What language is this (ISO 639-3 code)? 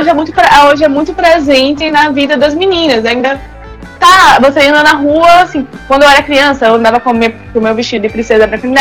por